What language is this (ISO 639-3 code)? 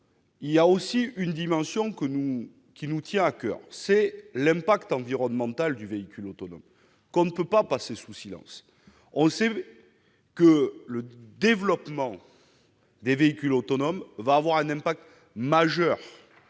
fra